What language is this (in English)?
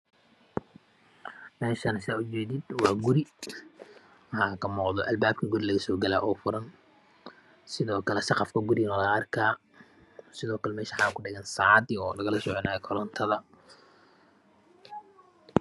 Somali